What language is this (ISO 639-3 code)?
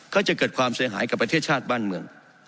tha